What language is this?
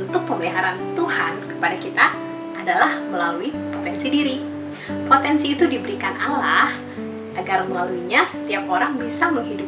Indonesian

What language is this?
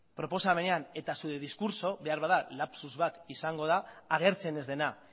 Basque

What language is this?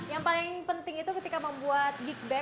Indonesian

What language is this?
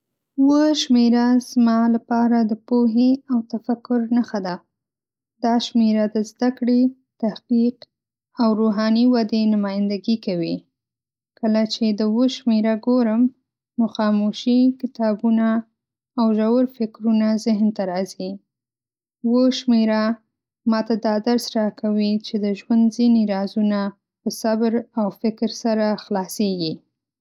Pashto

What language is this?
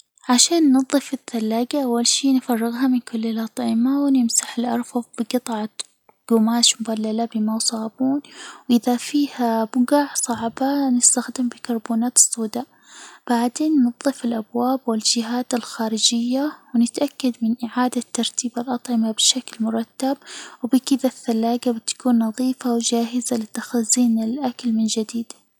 Hijazi Arabic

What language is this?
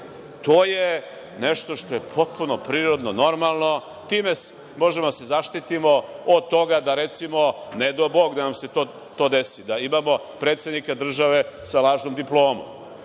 Serbian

